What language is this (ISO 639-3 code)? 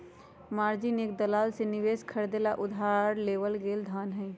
mag